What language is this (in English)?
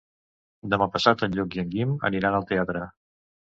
Catalan